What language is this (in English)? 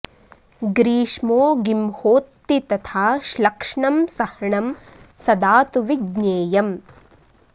Sanskrit